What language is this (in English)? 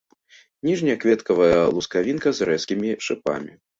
Belarusian